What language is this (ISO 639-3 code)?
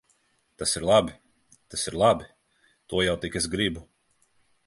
lav